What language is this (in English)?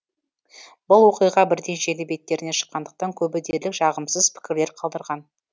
Kazakh